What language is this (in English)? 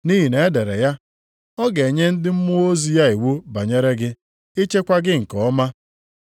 Igbo